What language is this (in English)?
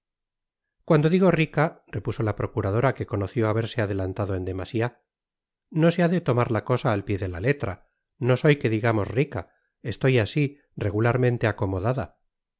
Spanish